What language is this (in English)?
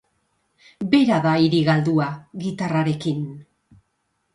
Basque